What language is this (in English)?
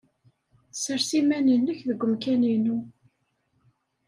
Kabyle